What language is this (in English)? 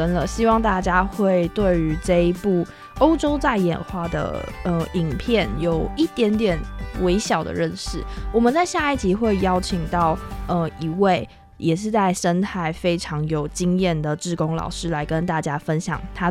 Chinese